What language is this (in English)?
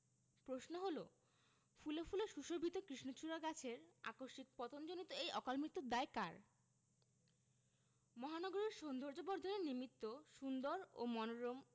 Bangla